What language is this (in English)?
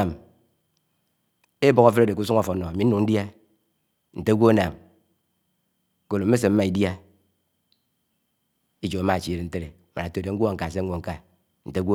Anaang